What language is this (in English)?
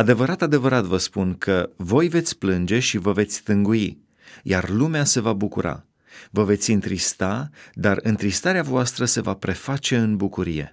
Romanian